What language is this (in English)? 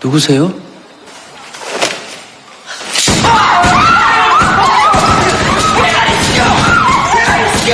Korean